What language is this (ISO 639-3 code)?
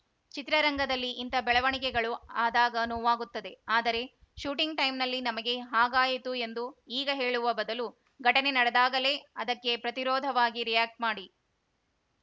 kan